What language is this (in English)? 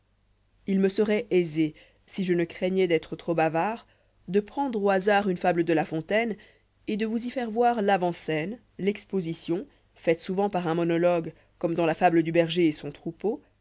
French